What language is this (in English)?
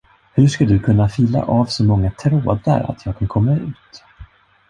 Swedish